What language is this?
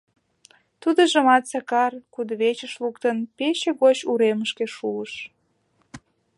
Mari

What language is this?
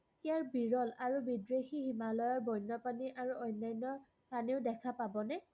Assamese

